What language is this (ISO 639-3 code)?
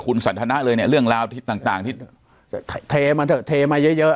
tha